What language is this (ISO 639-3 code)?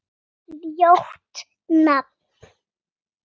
isl